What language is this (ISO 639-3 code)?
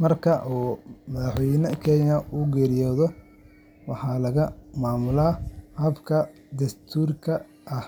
som